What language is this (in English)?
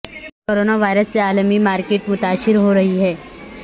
Urdu